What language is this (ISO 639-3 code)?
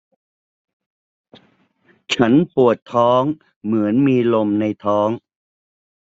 tha